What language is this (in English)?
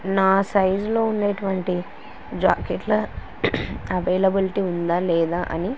Telugu